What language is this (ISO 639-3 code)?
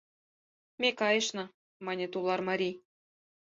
chm